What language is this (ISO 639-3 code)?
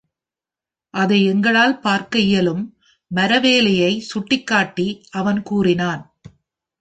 tam